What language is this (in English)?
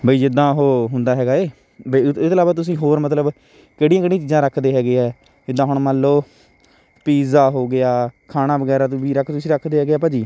Punjabi